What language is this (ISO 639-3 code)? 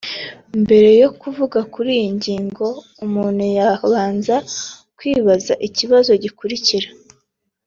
kin